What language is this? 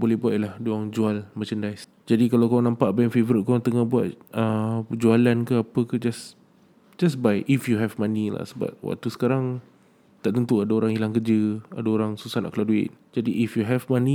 Malay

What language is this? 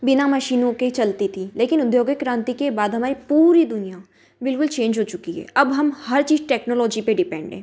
Hindi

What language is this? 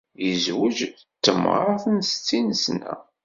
Kabyle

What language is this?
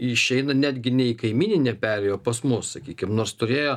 Lithuanian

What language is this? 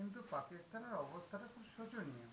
Bangla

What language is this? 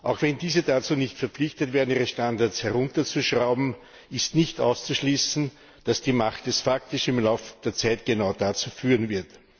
German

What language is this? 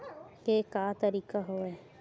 Chhattisgarhi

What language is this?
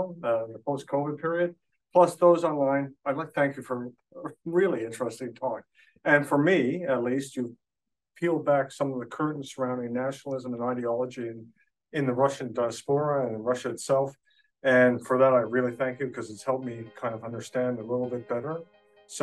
English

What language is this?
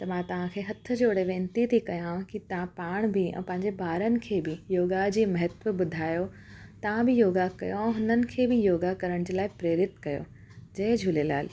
Sindhi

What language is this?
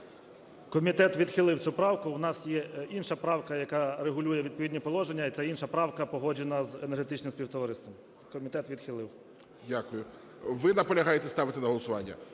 Ukrainian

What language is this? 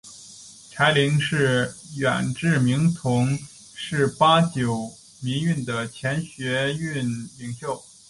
Chinese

